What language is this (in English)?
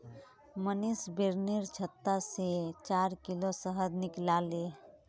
Magahi